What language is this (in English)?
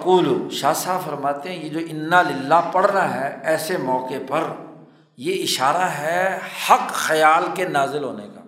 Urdu